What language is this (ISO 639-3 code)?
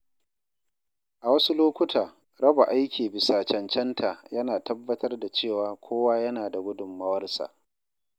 hau